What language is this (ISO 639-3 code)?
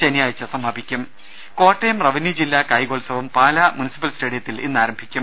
mal